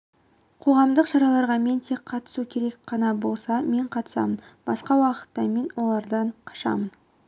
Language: Kazakh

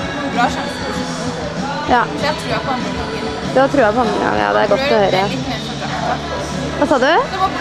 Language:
Norwegian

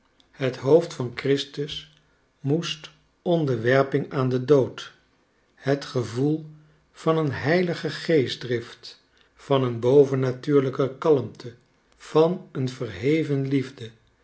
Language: Dutch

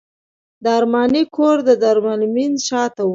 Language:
Pashto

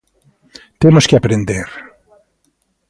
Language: Galician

